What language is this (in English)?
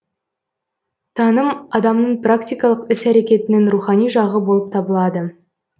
Kazakh